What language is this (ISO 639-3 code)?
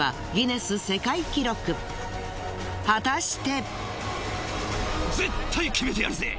jpn